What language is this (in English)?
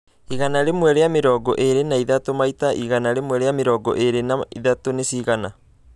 Kikuyu